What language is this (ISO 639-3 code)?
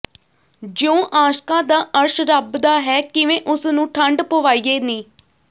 pan